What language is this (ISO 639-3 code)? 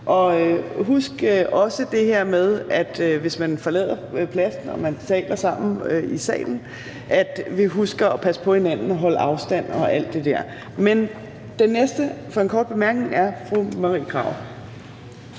dan